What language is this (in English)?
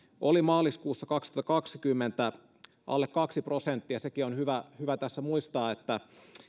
Finnish